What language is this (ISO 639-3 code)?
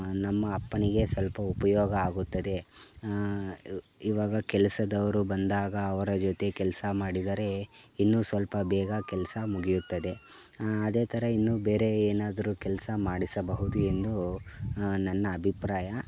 kan